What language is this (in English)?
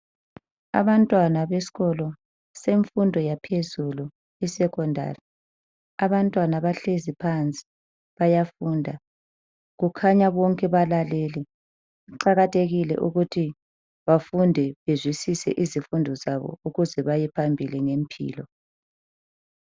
North Ndebele